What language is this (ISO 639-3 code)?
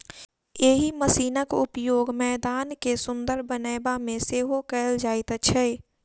mai